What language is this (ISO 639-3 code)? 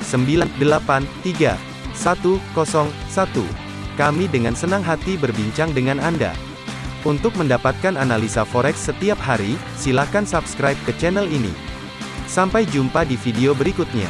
ind